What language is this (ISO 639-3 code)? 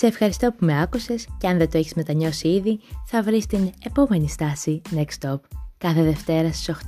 ell